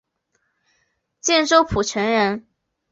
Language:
Chinese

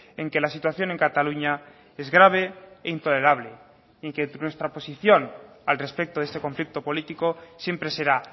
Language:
Spanish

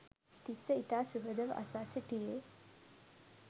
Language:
Sinhala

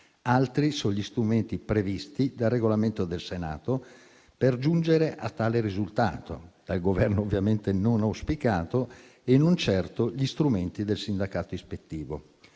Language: Italian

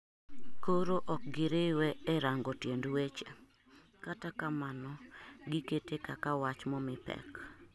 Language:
Luo (Kenya and Tanzania)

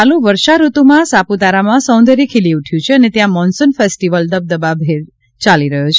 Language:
Gujarati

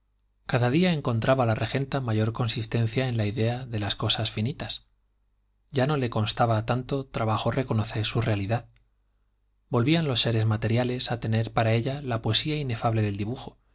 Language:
Spanish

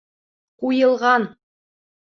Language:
Bashkir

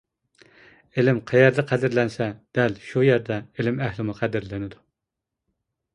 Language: Uyghur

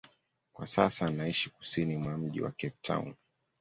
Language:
Swahili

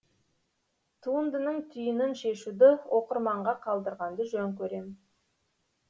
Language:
Kazakh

